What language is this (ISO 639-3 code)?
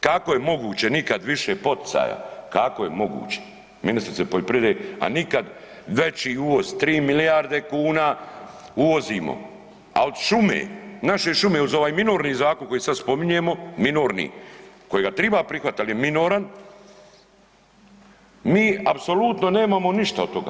hrv